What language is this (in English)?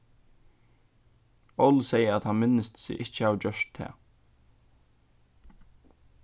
Faroese